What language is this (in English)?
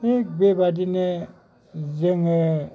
Bodo